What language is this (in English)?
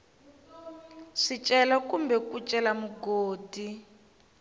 Tsonga